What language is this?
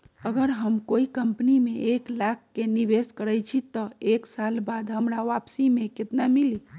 Magahi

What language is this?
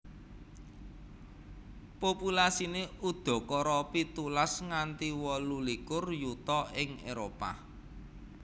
Javanese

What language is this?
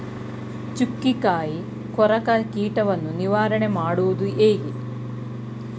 Kannada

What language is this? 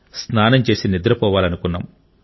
Telugu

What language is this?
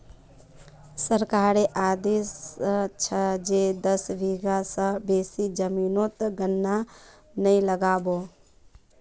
Magahi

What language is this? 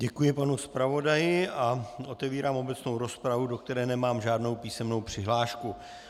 Czech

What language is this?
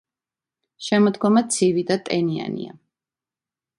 Georgian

